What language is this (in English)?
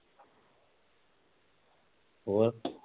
Punjabi